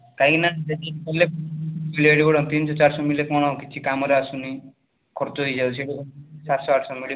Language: Odia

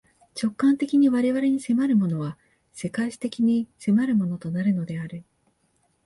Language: Japanese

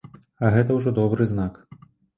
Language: Belarusian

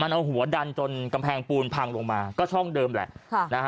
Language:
Thai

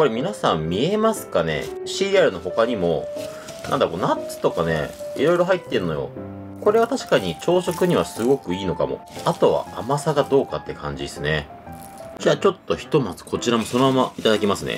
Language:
Japanese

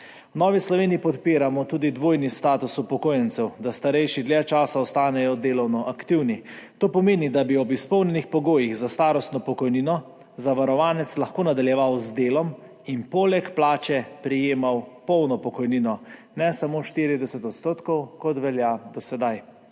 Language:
Slovenian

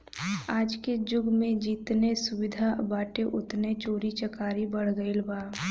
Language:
Bhojpuri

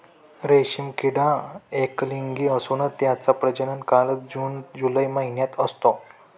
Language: Marathi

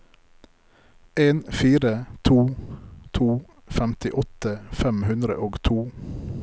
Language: Norwegian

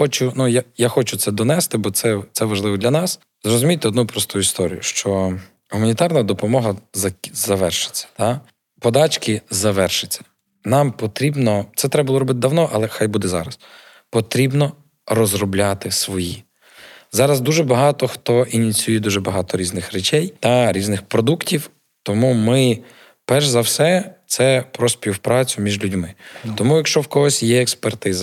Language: Ukrainian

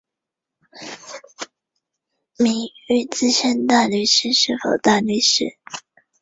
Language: Chinese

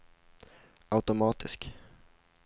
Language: Swedish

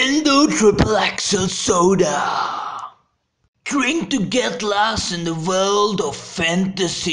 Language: English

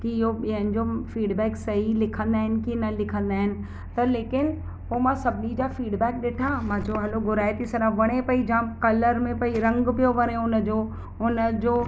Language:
Sindhi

